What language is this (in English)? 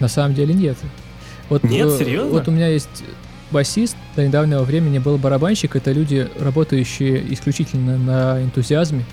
Russian